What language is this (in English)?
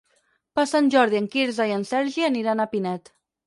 Catalan